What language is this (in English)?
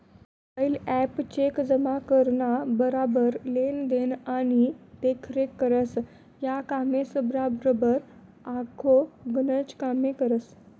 Marathi